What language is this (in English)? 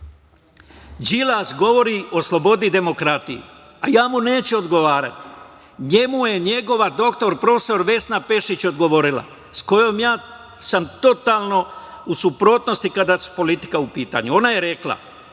Serbian